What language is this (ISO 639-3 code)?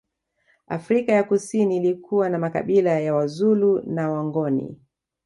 swa